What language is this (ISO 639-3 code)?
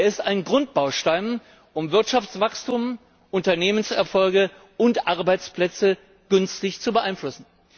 deu